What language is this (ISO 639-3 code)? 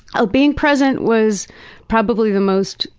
eng